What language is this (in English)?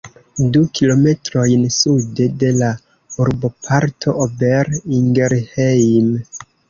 Esperanto